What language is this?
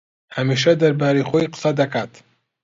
Central Kurdish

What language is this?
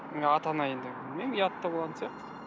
Kazakh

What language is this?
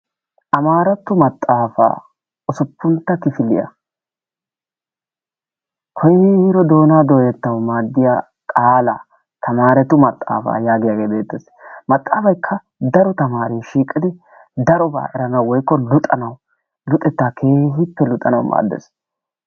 Wolaytta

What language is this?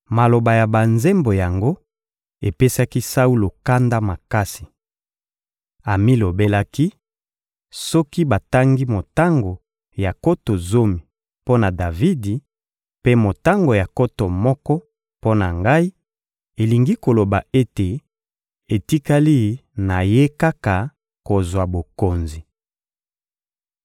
Lingala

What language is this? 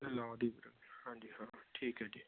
Punjabi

